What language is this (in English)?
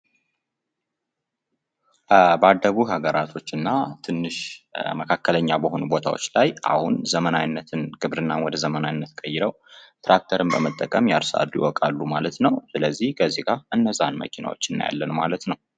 Amharic